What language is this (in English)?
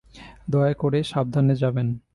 Bangla